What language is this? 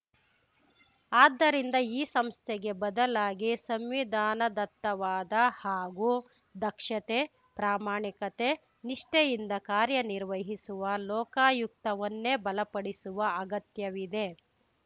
Kannada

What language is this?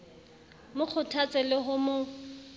Southern Sotho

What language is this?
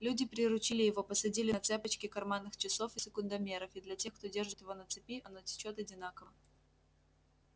Russian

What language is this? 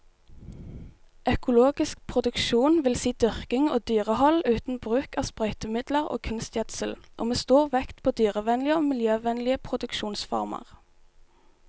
Norwegian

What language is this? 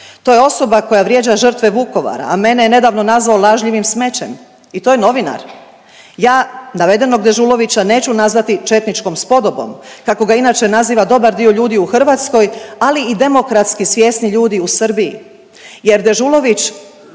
Croatian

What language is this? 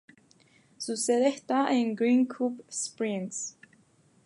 Spanish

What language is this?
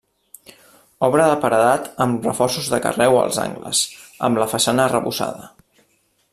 Catalan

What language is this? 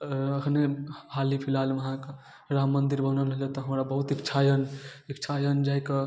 Maithili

